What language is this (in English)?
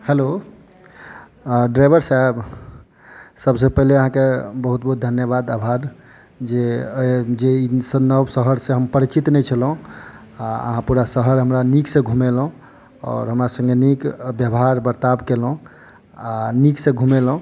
Maithili